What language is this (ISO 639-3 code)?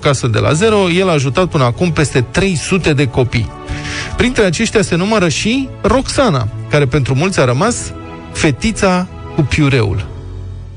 ron